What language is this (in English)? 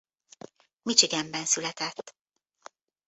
Hungarian